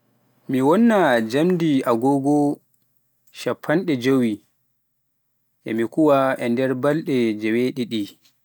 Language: Pular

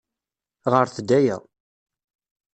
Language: Kabyle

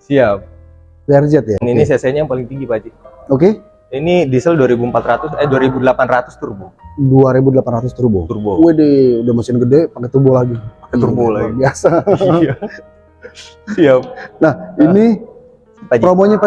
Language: Indonesian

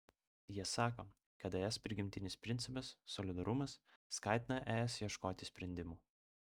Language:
Lithuanian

